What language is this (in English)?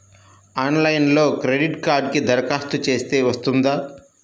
Telugu